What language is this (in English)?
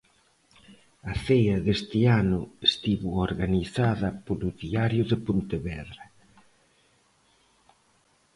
Galician